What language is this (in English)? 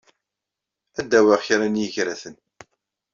Kabyle